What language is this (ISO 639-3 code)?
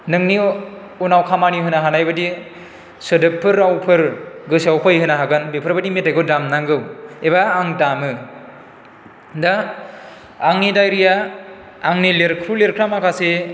brx